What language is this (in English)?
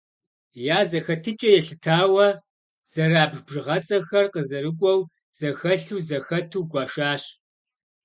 Kabardian